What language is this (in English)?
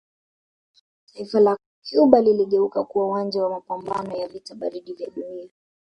Swahili